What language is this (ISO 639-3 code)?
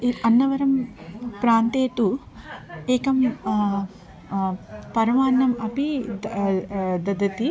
san